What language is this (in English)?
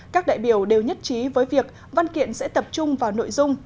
Vietnamese